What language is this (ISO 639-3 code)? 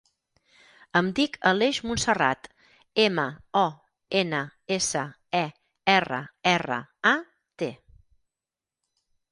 cat